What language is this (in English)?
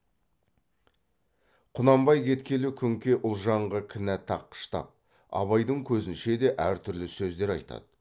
Kazakh